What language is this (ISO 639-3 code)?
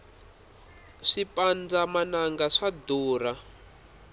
tso